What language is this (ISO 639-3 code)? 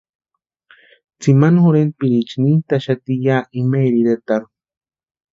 pua